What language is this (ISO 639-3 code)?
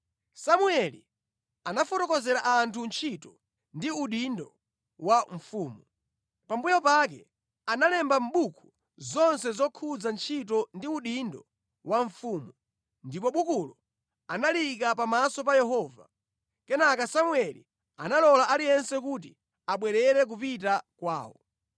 nya